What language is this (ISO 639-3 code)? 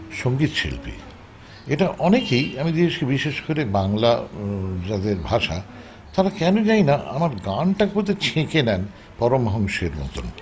ben